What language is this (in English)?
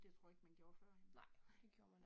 Danish